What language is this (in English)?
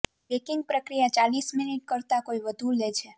Gujarati